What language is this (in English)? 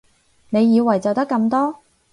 Cantonese